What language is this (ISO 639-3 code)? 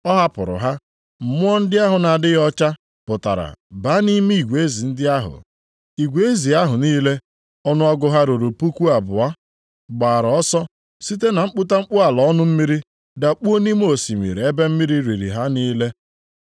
ibo